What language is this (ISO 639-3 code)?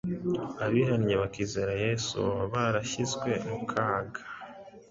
kin